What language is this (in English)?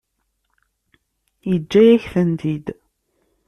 Kabyle